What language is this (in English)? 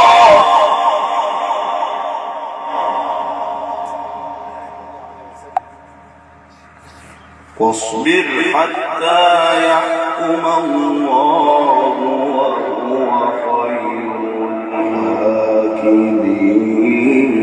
Arabic